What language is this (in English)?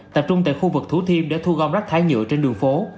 Vietnamese